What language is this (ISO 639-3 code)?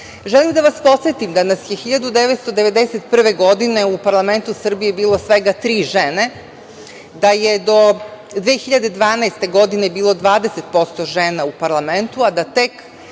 srp